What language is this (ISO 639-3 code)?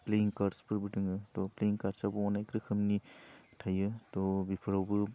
brx